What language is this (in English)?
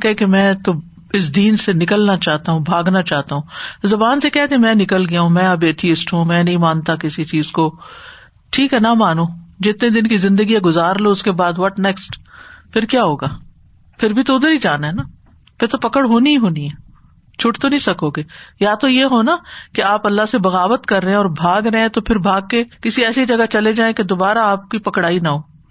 Urdu